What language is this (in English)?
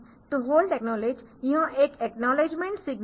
Hindi